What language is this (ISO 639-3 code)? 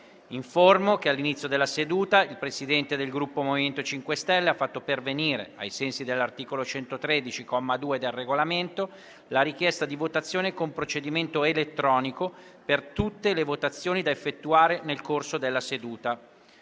ita